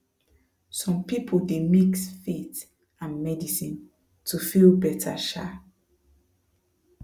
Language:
Nigerian Pidgin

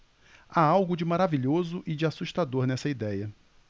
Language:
Portuguese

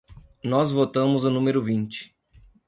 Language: Portuguese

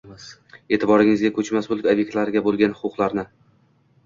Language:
Uzbek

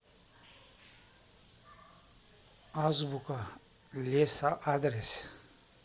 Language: Russian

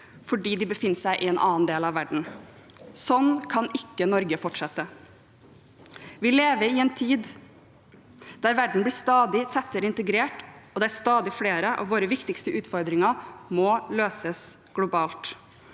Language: Norwegian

